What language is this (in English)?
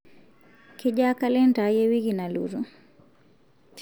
Masai